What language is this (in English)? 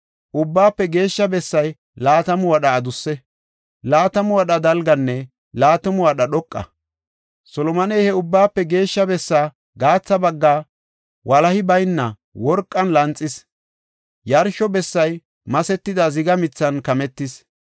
Gofa